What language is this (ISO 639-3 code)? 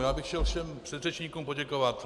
ces